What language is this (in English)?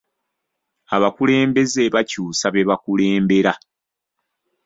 Ganda